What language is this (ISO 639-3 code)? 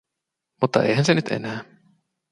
fin